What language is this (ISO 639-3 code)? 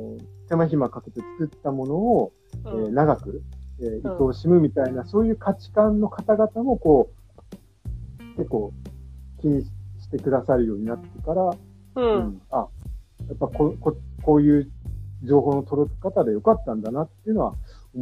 jpn